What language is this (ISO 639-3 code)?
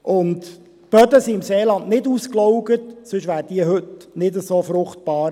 gsw